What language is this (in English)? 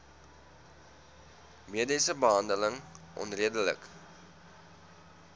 Afrikaans